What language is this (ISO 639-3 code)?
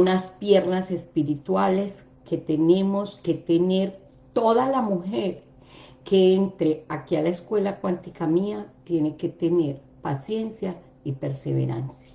spa